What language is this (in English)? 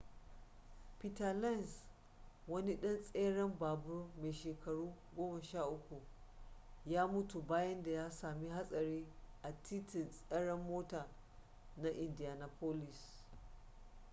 Hausa